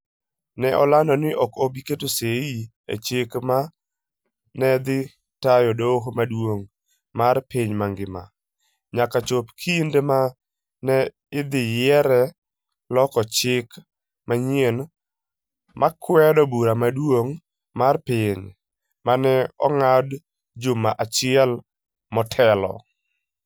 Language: Luo (Kenya and Tanzania)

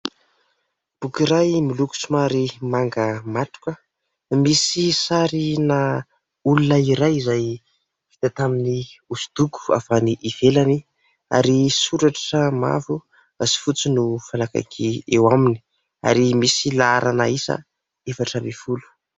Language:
Malagasy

